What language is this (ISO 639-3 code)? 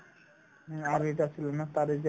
asm